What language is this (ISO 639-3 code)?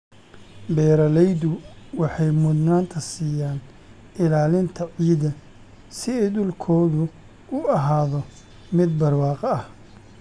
som